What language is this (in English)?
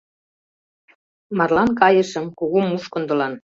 Mari